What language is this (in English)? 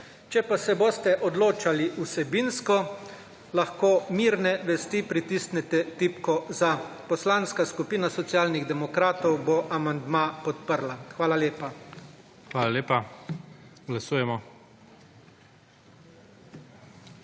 Slovenian